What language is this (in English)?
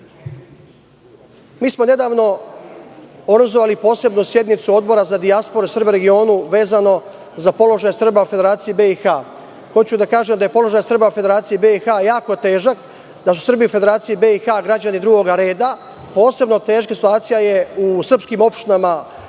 Serbian